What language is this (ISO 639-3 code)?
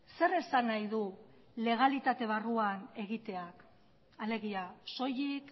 eus